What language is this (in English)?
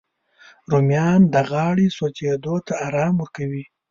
Pashto